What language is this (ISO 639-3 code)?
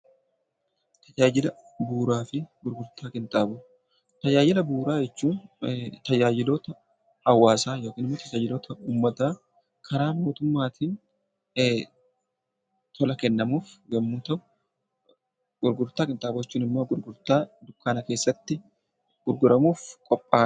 orm